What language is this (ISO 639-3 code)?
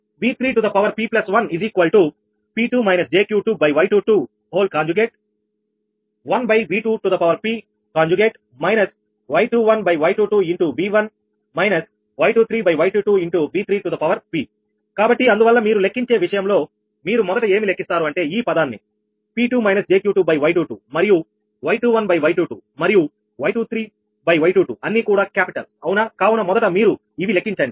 tel